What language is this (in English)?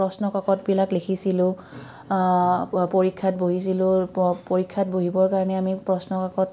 Assamese